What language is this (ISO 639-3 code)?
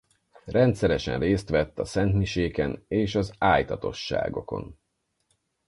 hun